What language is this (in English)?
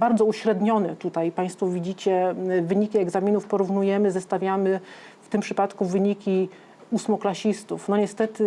Polish